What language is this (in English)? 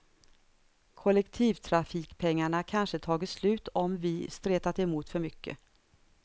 Swedish